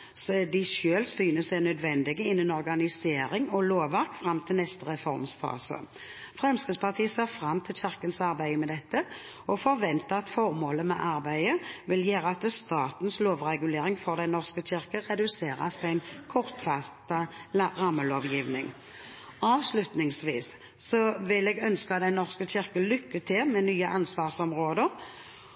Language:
Norwegian Bokmål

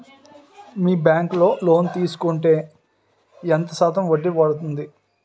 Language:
Telugu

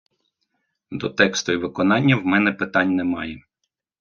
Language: Ukrainian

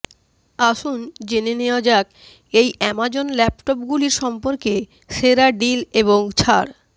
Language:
Bangla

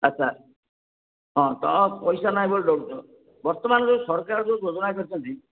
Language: Odia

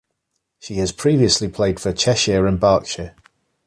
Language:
English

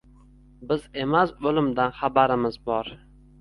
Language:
Uzbek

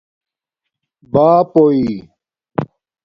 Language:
Domaaki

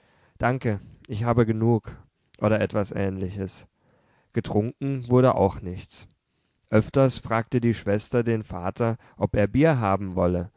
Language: German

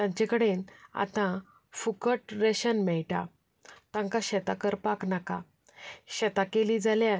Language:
Konkani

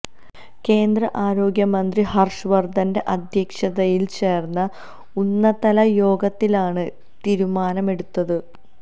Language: Malayalam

